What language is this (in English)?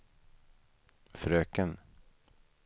Swedish